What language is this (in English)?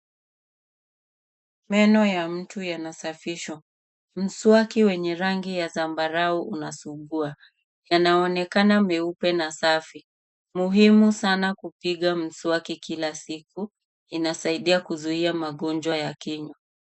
Swahili